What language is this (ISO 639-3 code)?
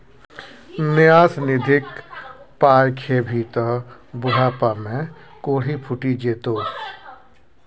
mai